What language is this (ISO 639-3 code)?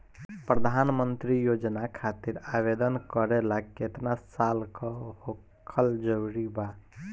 bho